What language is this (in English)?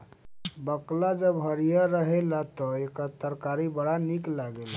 Bhojpuri